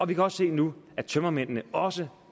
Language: Danish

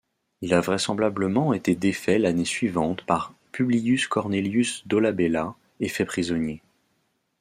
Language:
French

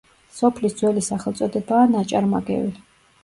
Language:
Georgian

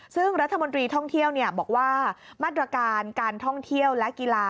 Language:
Thai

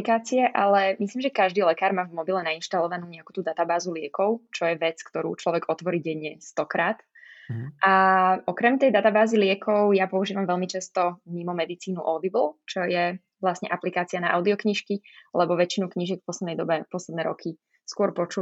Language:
Slovak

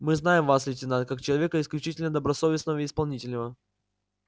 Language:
Russian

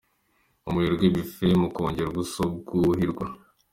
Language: Kinyarwanda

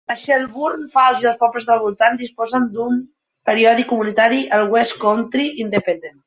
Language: Catalan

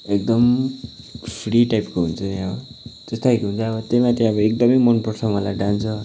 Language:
Nepali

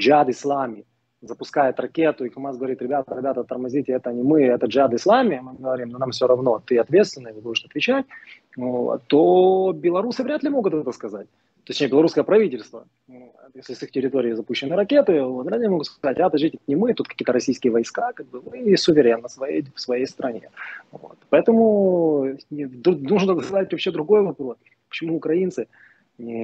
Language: Russian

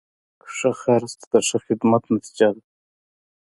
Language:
Pashto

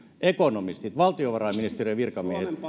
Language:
Finnish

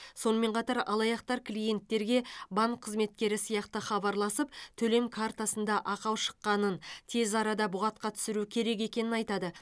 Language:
Kazakh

